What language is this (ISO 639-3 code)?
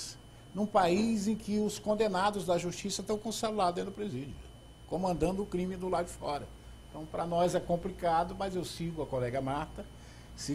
por